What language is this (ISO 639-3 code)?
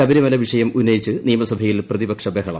mal